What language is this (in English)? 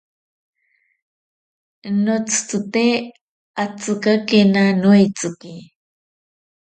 Ashéninka Perené